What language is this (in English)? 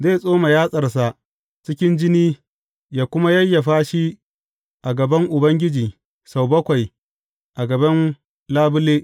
Hausa